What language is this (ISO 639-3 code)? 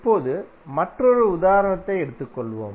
tam